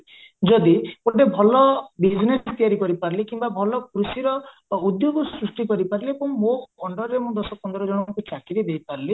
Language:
Odia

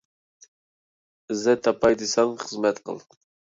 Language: Uyghur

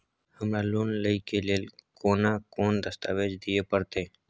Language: Maithili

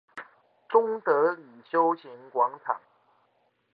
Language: Chinese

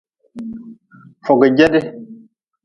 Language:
Nawdm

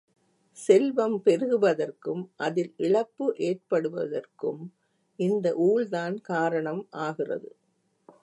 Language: Tamil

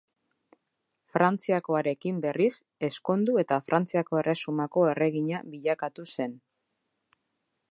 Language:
Basque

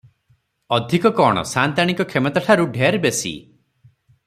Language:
Odia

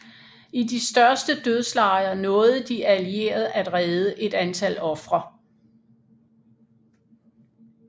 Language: Danish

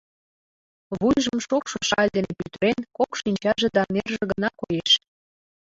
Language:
Mari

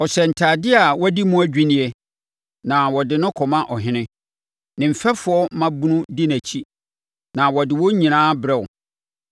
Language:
Akan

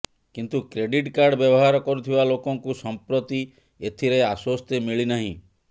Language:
Odia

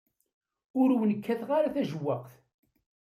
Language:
Kabyle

